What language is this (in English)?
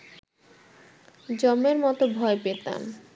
Bangla